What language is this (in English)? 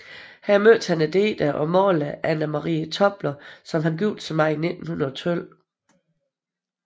Danish